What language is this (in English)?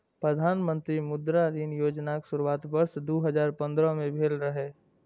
Maithili